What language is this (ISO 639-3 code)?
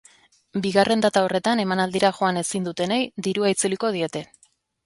eus